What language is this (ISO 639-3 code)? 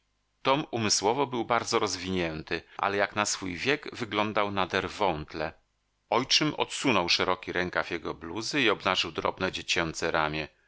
pol